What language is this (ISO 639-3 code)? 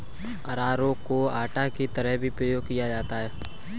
hin